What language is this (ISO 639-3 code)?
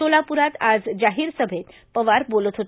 mar